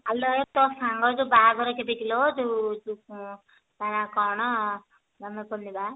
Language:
Odia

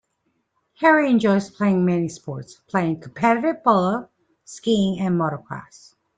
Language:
English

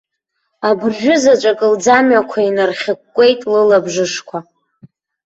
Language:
Abkhazian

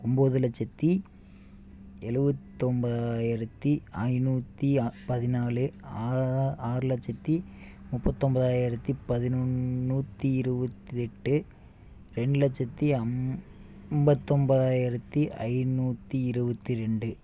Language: Tamil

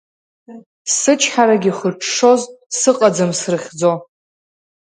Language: Abkhazian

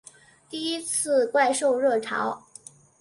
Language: Chinese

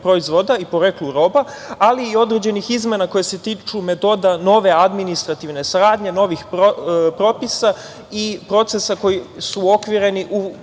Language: Serbian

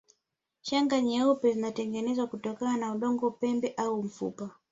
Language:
Swahili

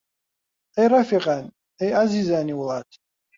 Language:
Central Kurdish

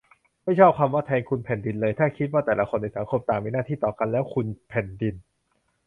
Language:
Thai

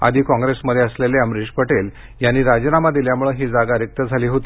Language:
Marathi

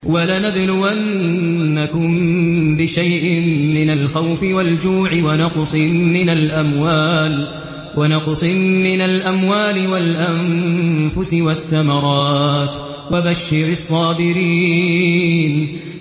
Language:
Arabic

